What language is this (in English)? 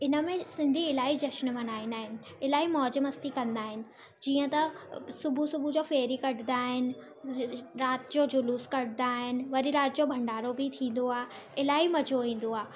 Sindhi